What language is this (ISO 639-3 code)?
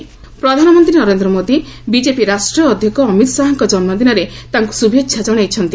ori